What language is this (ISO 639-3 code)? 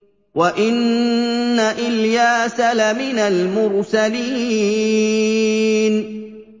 ara